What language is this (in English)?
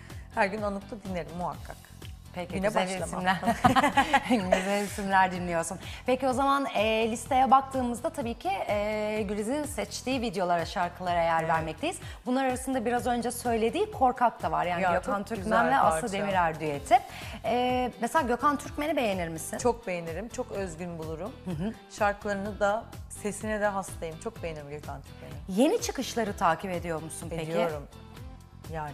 Turkish